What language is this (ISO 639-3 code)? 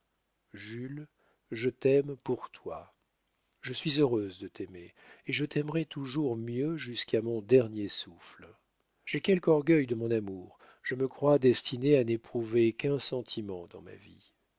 fra